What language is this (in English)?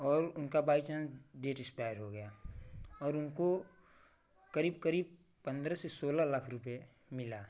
Hindi